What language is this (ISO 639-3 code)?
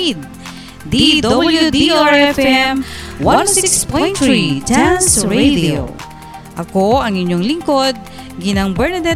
fil